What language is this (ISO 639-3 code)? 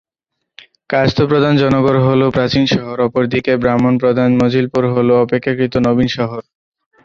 ben